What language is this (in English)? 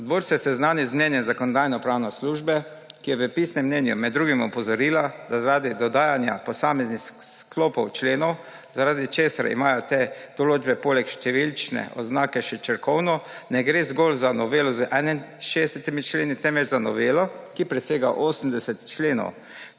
Slovenian